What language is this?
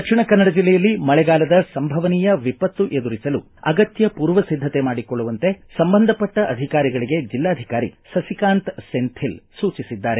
Kannada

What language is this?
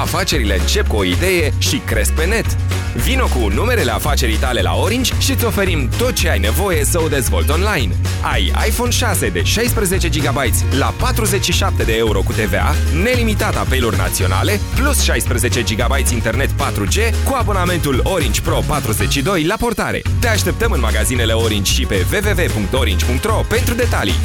Romanian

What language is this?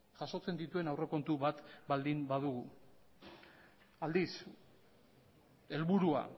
Basque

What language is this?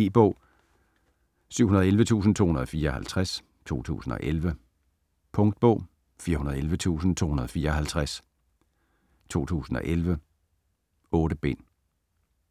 Danish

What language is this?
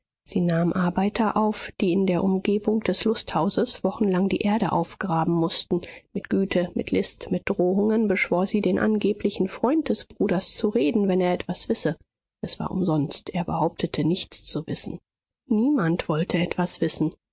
German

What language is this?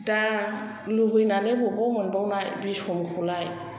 Bodo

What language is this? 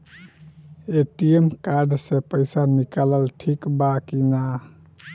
Bhojpuri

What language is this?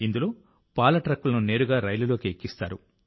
Telugu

